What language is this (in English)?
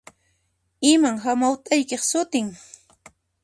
Puno Quechua